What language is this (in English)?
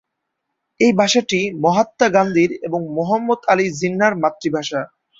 Bangla